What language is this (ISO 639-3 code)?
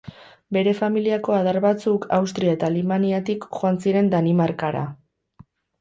eus